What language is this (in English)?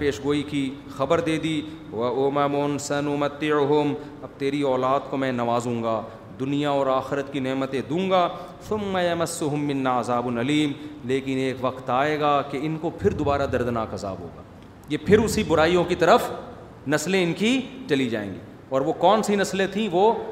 Urdu